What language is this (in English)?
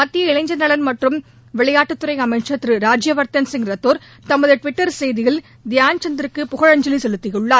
Tamil